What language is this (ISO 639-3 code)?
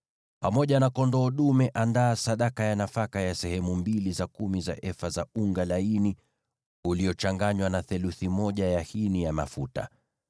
swa